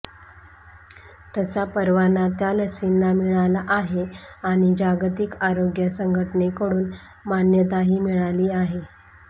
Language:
Marathi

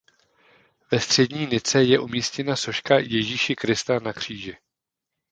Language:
Czech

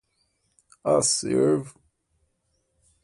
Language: Portuguese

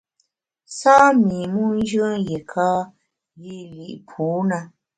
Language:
Bamun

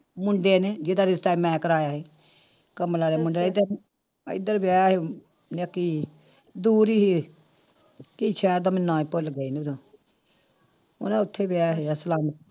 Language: Punjabi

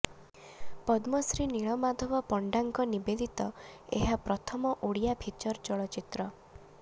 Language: Odia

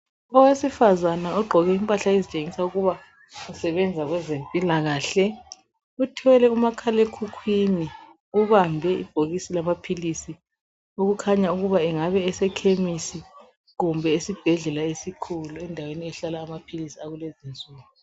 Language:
North Ndebele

